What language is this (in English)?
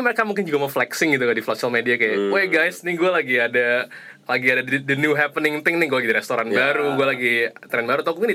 Indonesian